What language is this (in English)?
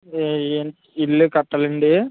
Telugu